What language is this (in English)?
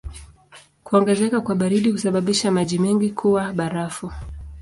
Swahili